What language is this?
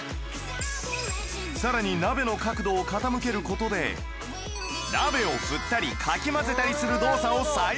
Japanese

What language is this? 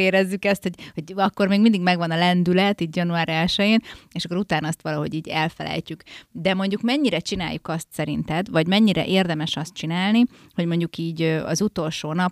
Hungarian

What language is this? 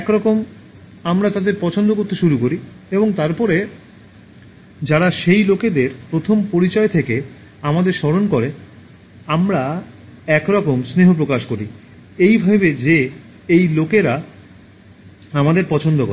Bangla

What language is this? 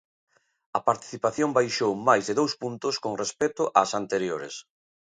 Galician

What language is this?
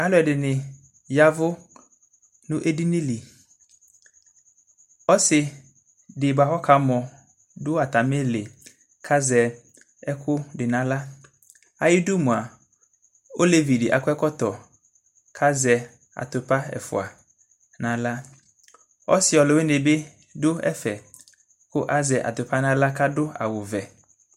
Ikposo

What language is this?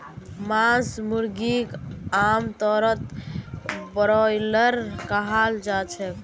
Magahi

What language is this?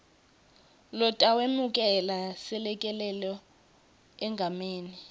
Swati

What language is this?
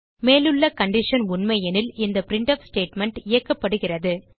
Tamil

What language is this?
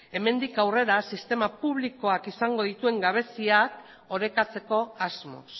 Basque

